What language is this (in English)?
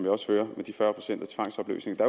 Danish